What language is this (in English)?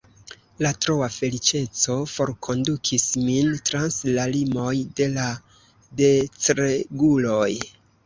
Esperanto